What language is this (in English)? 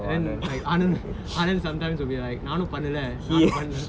English